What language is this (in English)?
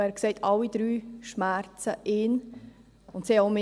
Swiss German